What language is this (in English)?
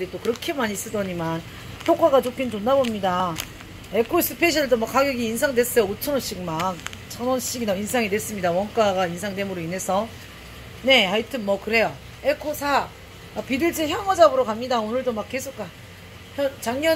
Korean